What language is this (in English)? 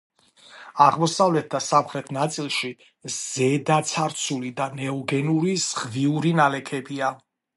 Georgian